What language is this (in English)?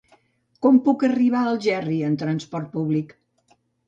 Catalan